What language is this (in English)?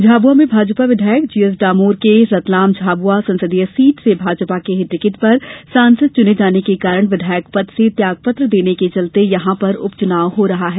Hindi